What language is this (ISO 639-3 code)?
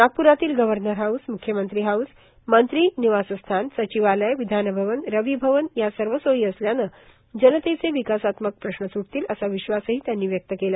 mar